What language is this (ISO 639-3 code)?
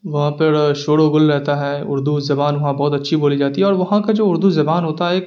urd